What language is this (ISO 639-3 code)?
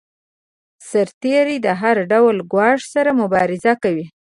pus